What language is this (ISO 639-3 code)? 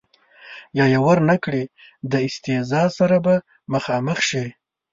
pus